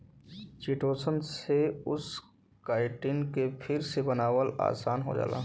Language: Bhojpuri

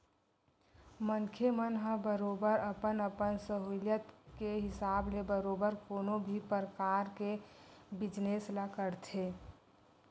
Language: Chhattisgarhi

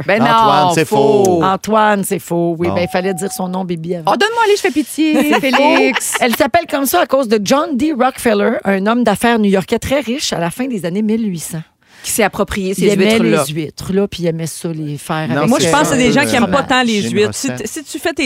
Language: French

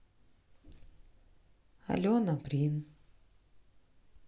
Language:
Russian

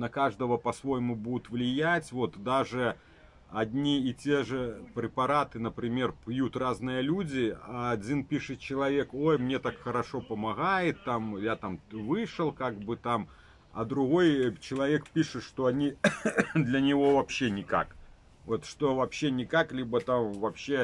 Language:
Russian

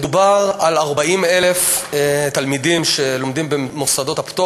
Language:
Hebrew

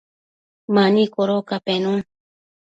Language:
Matsés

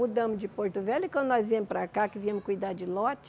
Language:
Portuguese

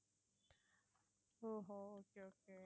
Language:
Tamil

